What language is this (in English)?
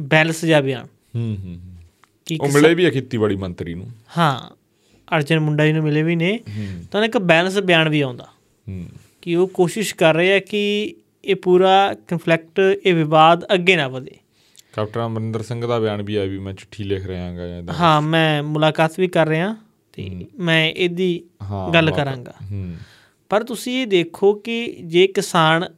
Punjabi